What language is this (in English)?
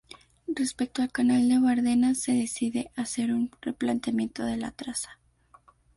Spanish